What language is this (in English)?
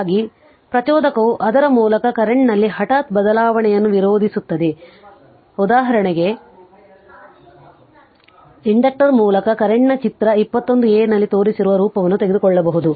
Kannada